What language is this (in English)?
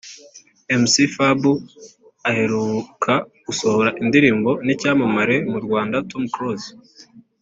Kinyarwanda